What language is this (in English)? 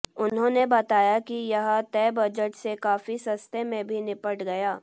Hindi